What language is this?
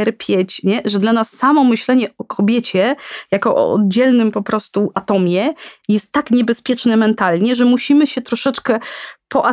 Polish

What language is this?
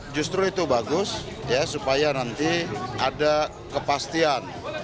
Indonesian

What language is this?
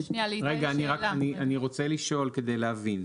Hebrew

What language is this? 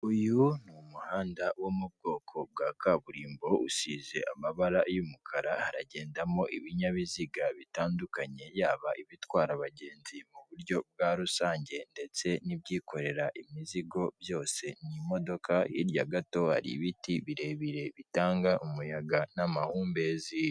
Kinyarwanda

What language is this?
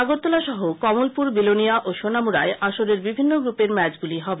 Bangla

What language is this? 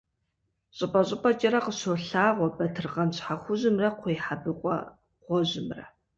Kabardian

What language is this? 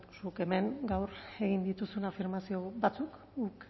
Basque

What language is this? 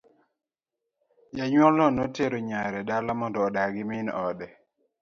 Luo (Kenya and Tanzania)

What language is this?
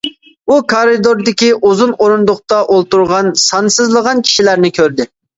Uyghur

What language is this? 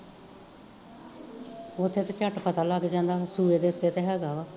Punjabi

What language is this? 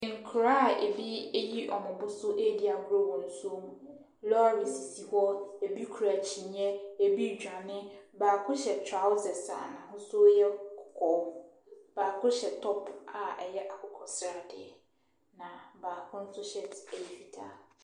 Akan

